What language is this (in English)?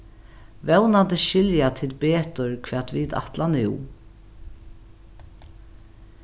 Faroese